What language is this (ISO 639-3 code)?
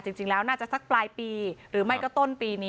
tha